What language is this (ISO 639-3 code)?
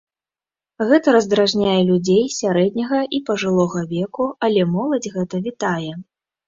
bel